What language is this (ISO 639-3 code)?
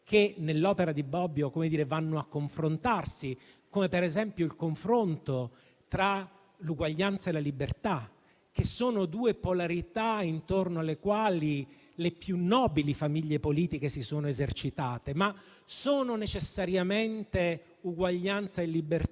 ita